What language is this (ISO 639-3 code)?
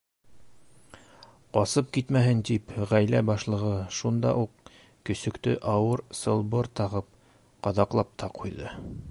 bak